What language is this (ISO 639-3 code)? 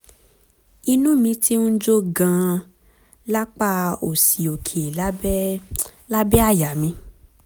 yor